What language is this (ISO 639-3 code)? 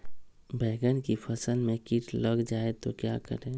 mag